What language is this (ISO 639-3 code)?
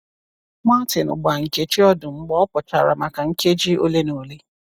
ibo